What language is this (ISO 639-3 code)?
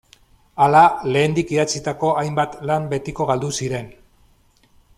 eus